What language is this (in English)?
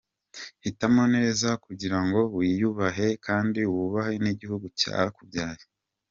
Kinyarwanda